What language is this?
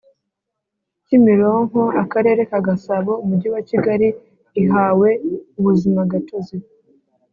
Kinyarwanda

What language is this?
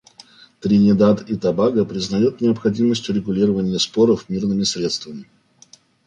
Russian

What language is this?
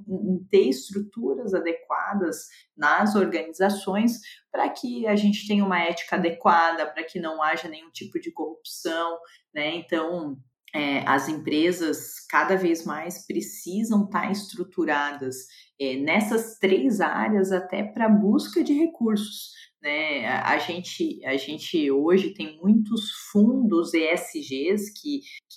Portuguese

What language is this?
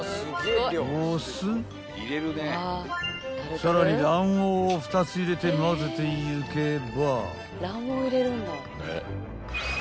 Japanese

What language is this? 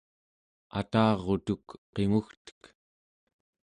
Central Yupik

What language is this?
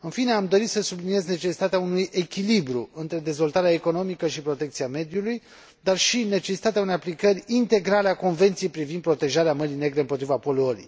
Romanian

